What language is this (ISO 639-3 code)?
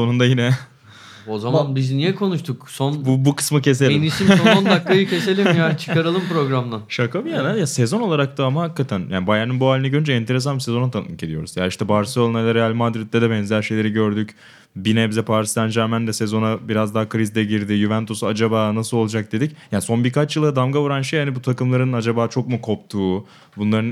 tur